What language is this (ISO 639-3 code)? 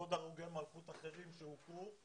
heb